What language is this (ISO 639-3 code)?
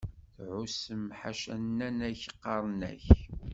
kab